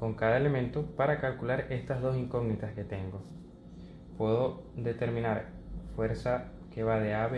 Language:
Spanish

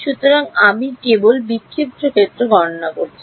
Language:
Bangla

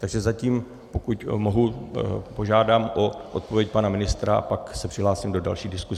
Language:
Czech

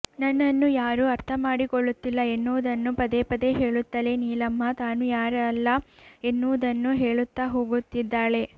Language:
Kannada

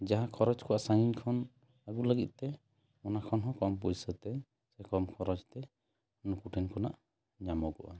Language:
Santali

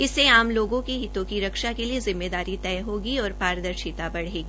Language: Hindi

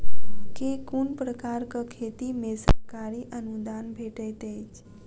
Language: Maithili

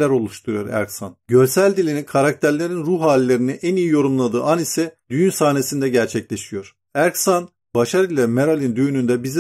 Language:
Turkish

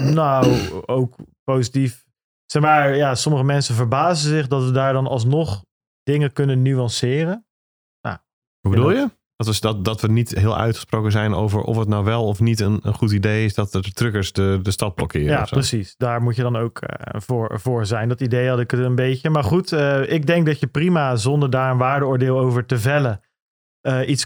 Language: Dutch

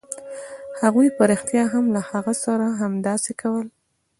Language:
Pashto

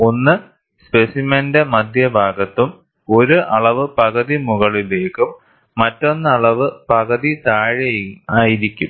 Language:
Malayalam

